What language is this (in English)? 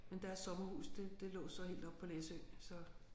Danish